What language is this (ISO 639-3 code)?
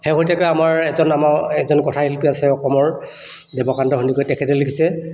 asm